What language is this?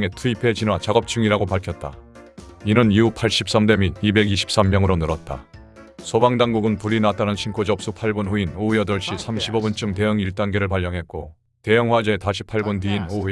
Korean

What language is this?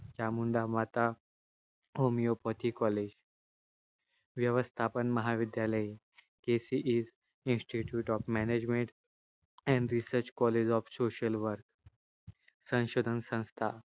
Marathi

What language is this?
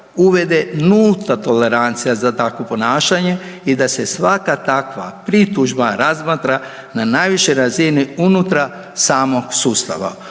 Croatian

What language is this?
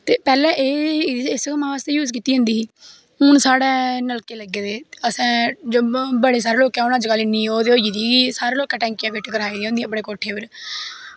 Dogri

